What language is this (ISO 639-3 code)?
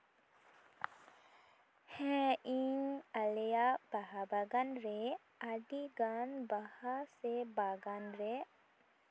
sat